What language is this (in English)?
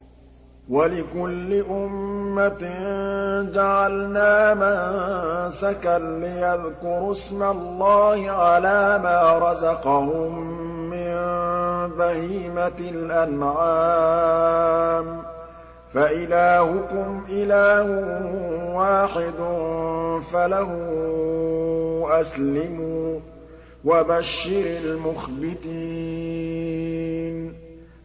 Arabic